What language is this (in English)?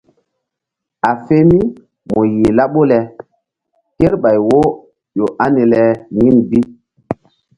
Mbum